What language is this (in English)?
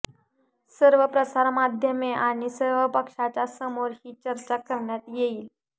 Marathi